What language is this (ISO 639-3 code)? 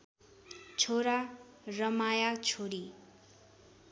nep